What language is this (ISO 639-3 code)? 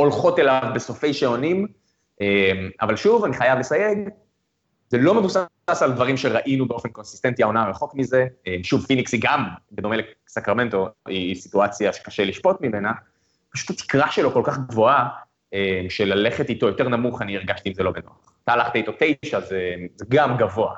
heb